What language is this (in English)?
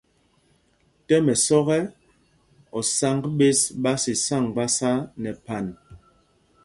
Mpumpong